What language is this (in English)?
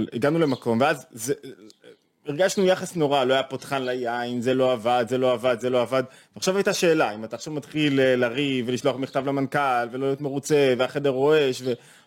Hebrew